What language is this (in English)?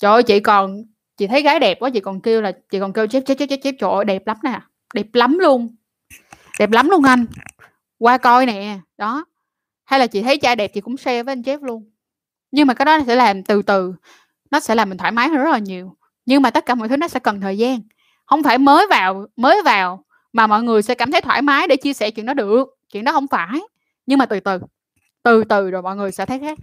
Vietnamese